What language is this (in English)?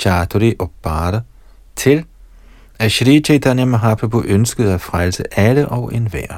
Danish